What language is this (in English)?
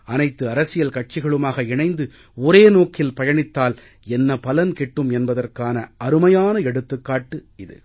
Tamil